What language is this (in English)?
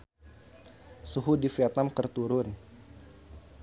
Sundanese